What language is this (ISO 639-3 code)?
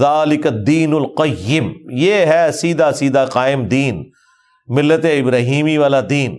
urd